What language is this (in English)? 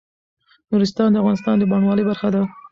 Pashto